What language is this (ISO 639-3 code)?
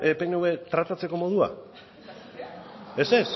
eus